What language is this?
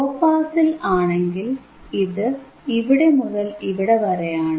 Malayalam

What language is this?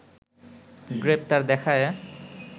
Bangla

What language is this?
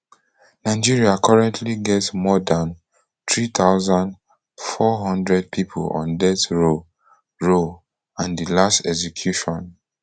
Nigerian Pidgin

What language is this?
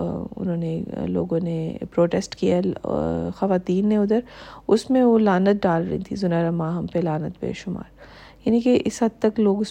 Urdu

